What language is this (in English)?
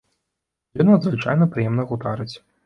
Belarusian